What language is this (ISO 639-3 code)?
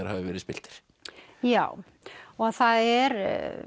isl